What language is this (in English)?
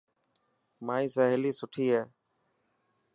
Dhatki